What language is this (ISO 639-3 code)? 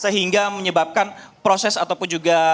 ind